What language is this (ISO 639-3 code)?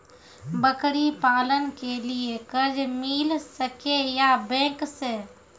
mai